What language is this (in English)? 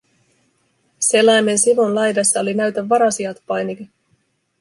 Finnish